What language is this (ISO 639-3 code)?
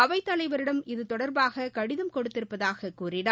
tam